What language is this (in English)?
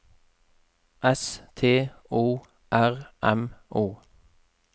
Norwegian